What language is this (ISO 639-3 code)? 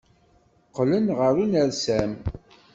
kab